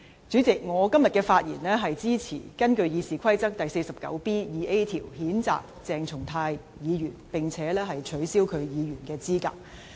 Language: Cantonese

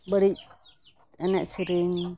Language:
Santali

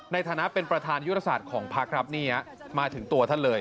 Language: Thai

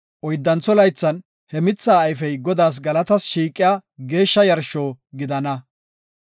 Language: Gofa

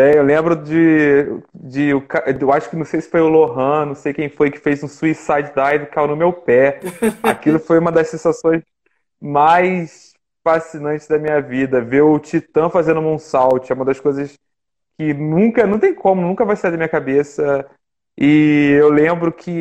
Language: Portuguese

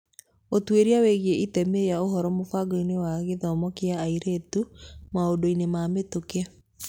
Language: Kikuyu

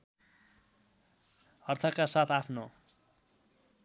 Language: Nepali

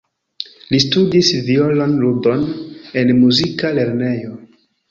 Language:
Esperanto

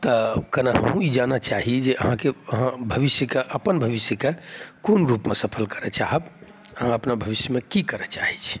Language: Maithili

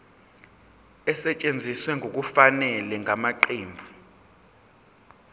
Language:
Zulu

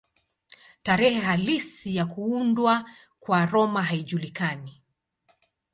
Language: Swahili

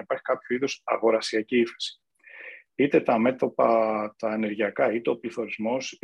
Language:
Greek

